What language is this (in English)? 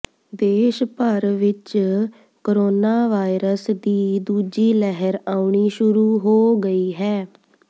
Punjabi